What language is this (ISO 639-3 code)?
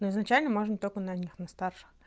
rus